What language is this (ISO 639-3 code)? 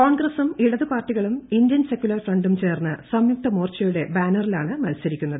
mal